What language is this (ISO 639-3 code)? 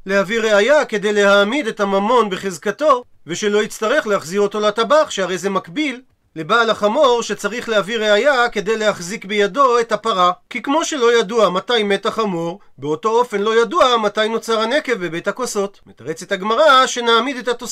heb